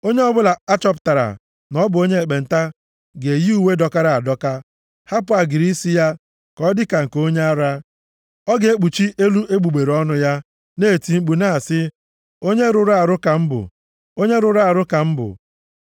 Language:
Igbo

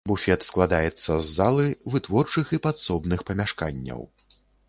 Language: Belarusian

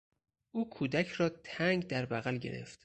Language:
Persian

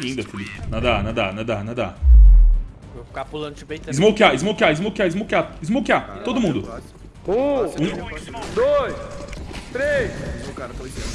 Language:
Portuguese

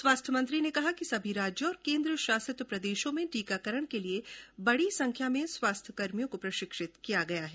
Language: Hindi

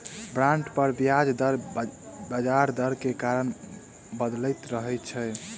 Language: Maithili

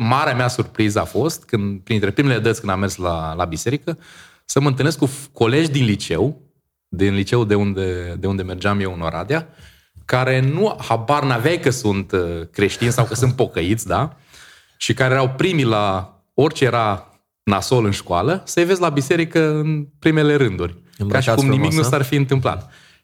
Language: Romanian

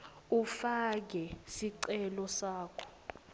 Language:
Swati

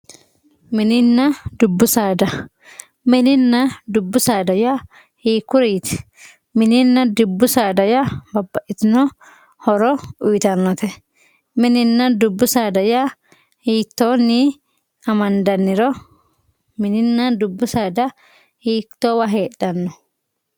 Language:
Sidamo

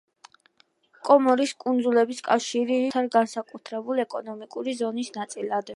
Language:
Georgian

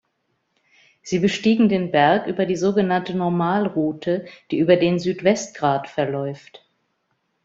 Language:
German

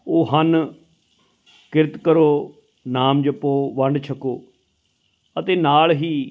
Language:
Punjabi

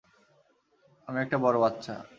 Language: Bangla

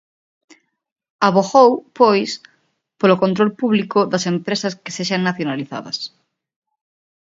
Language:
Galician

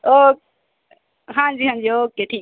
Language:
Punjabi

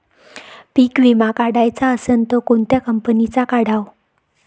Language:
Marathi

